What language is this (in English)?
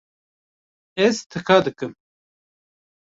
Kurdish